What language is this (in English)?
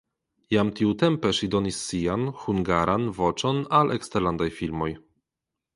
Esperanto